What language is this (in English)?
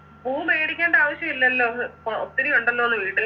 Malayalam